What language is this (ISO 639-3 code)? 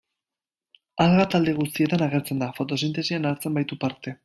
eus